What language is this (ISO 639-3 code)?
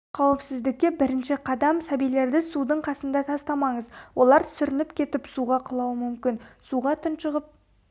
kaz